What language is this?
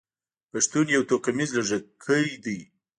Pashto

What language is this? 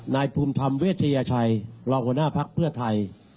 Thai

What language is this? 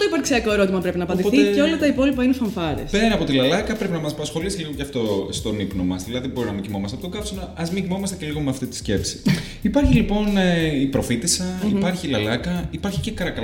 Greek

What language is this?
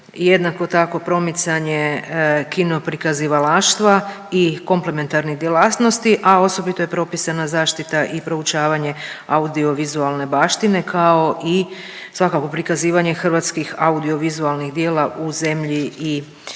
Croatian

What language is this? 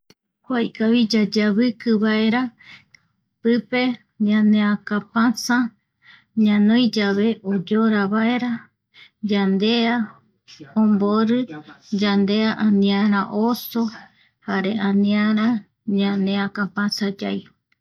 Eastern Bolivian Guaraní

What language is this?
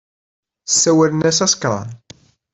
Kabyle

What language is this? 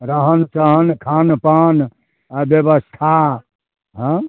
Maithili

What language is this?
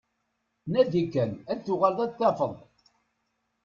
Kabyle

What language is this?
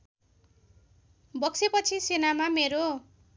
Nepali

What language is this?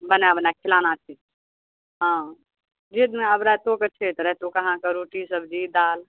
Maithili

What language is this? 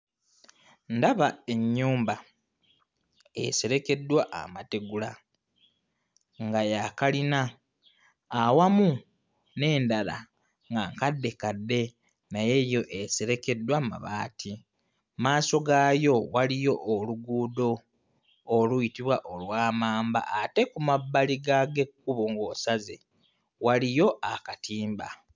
Ganda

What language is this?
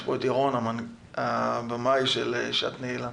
Hebrew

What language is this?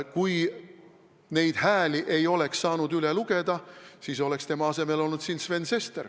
Estonian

